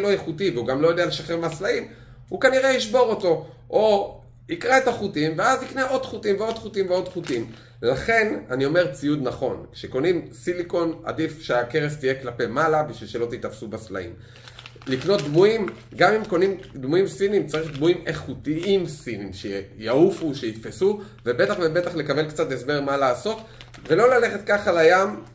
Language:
Hebrew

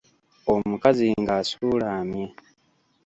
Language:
Ganda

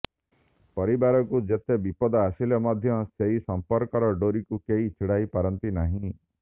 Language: Odia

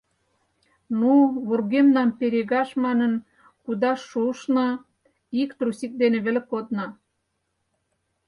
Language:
Mari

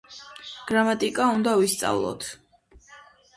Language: Georgian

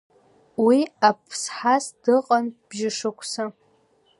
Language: Abkhazian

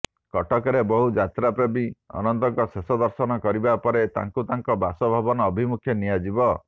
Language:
Odia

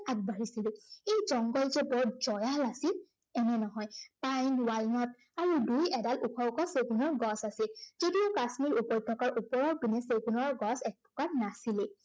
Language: Assamese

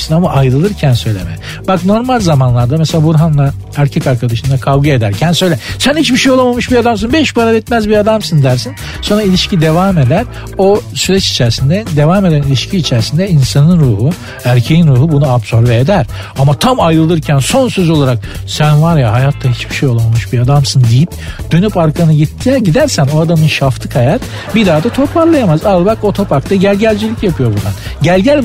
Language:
Turkish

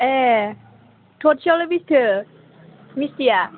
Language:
Bodo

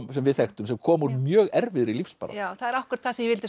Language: Icelandic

